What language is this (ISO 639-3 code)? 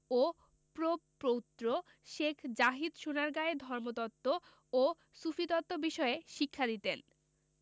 ben